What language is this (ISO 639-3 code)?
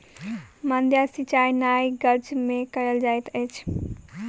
mai